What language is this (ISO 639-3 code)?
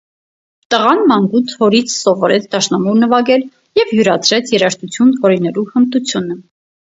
hye